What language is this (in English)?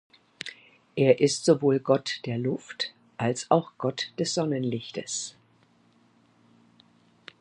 German